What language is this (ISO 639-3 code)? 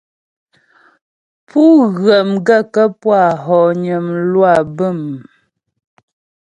bbj